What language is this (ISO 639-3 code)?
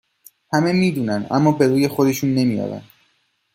fas